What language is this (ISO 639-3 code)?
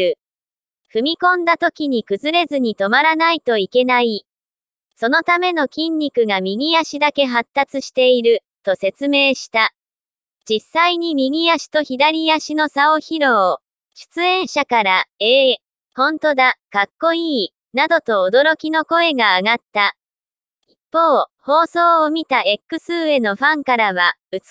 jpn